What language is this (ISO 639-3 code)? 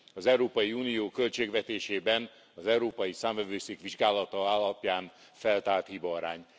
hun